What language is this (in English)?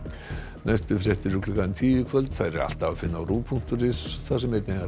Icelandic